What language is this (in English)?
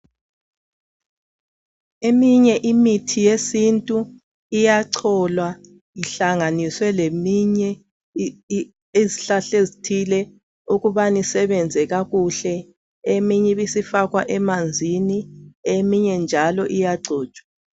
North Ndebele